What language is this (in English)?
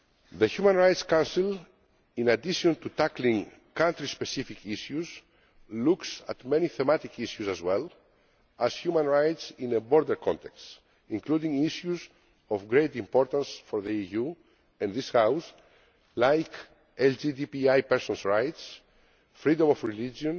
English